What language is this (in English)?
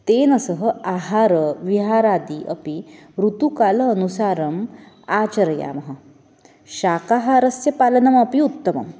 Sanskrit